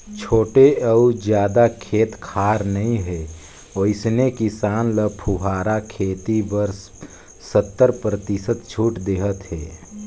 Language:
Chhattisgarhi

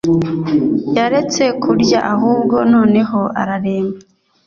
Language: Kinyarwanda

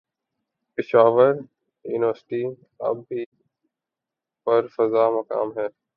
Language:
Urdu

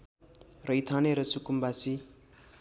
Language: Nepali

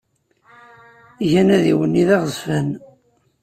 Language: Kabyle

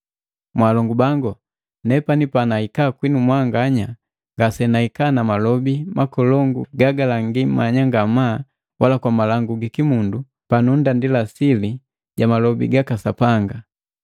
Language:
Matengo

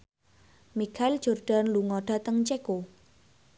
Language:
Javanese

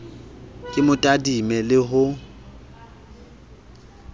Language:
Southern Sotho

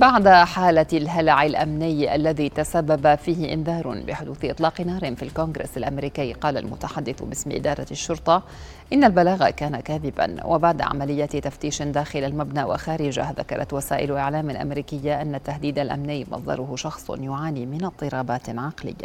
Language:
Arabic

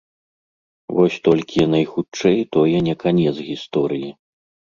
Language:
Belarusian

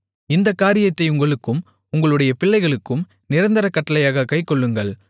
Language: Tamil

